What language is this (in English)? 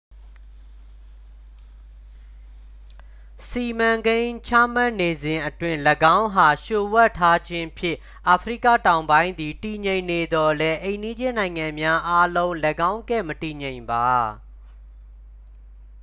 Burmese